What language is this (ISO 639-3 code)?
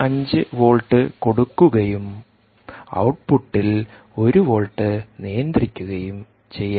mal